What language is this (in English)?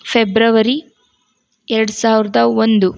Kannada